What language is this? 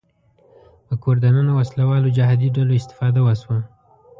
Pashto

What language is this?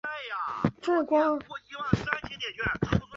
Chinese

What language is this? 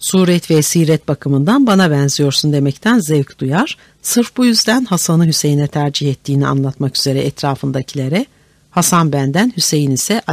Turkish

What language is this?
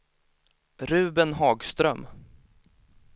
Swedish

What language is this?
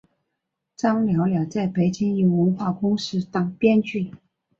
Chinese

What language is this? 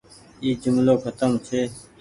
Goaria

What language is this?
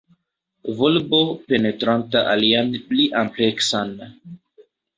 Esperanto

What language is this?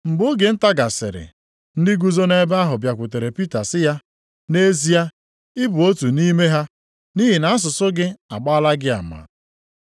Igbo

